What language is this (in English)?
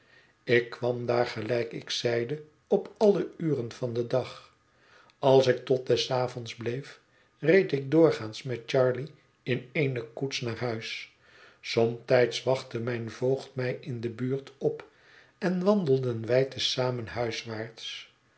Dutch